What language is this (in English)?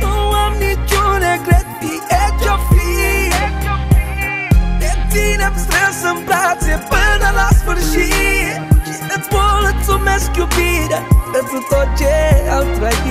Romanian